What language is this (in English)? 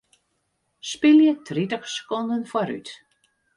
Western Frisian